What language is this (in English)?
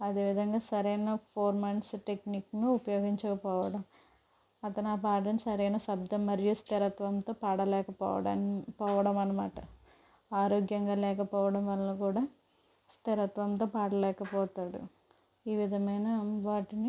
Telugu